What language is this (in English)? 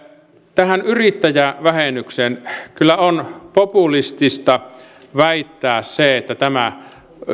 Finnish